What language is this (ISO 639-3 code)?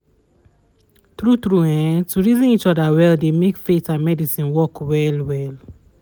pcm